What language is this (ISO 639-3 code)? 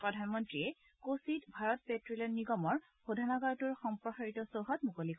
asm